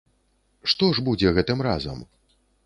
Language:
Belarusian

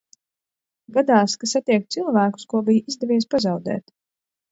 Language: Latvian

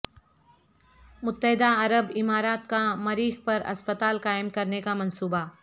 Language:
Urdu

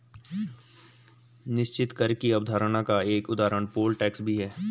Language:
Hindi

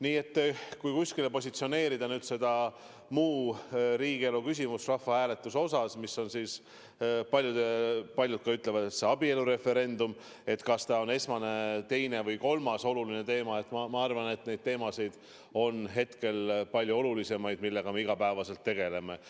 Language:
Estonian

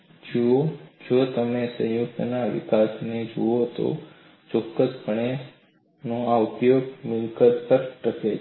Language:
Gujarati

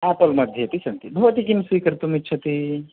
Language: Sanskrit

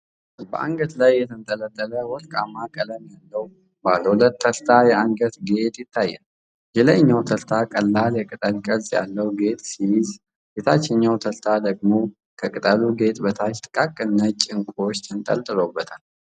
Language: Amharic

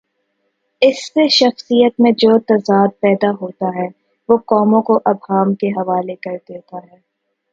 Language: Urdu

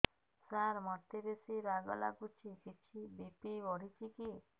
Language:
Odia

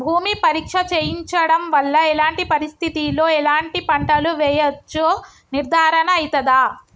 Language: Telugu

